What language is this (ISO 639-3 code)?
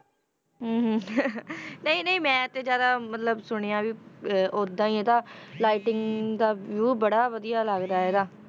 pan